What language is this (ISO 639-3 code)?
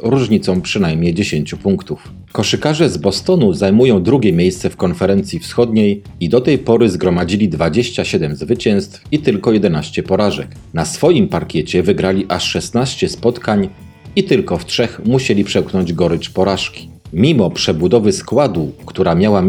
pol